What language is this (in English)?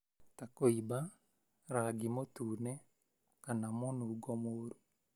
Kikuyu